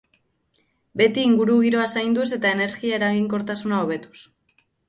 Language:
Basque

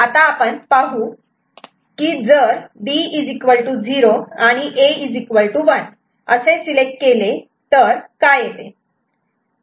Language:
Marathi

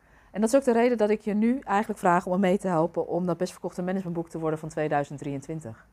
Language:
Dutch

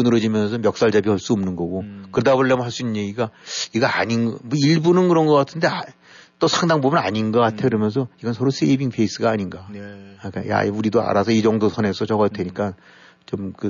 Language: Korean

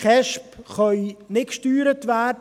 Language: Swiss German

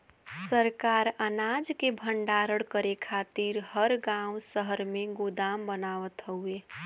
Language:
Bhojpuri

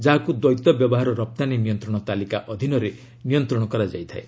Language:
Odia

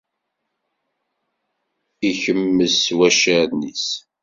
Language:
Kabyle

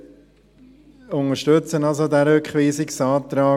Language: Swiss German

